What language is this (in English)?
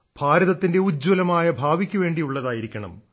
Malayalam